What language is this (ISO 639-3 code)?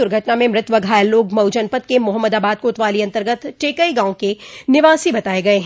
hin